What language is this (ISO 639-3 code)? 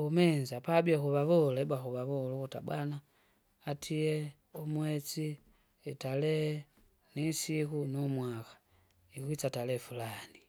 zga